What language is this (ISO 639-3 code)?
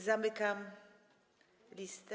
pol